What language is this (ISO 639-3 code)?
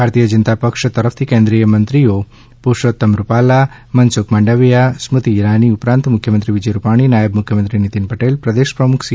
guj